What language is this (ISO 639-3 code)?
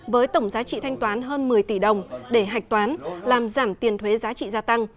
vie